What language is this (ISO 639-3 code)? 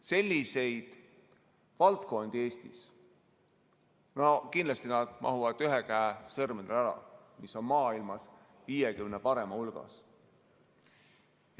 est